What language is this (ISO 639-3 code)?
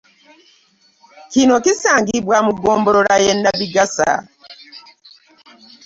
lug